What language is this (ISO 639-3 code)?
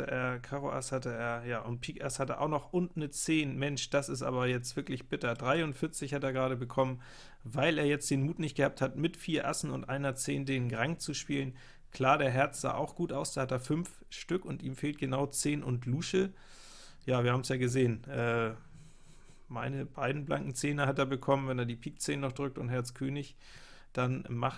deu